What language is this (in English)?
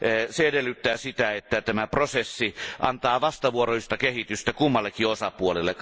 Finnish